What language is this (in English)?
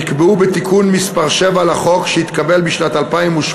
Hebrew